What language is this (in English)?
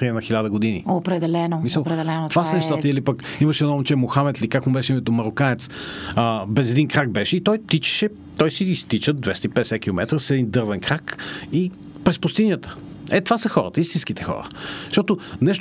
Bulgarian